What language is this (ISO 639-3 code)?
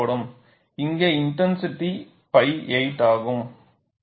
tam